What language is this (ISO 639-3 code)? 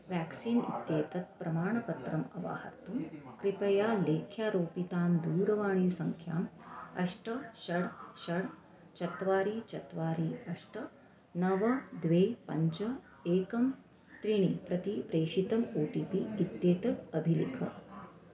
san